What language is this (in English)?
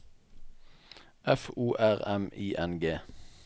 Norwegian